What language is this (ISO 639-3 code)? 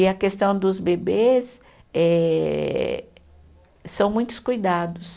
por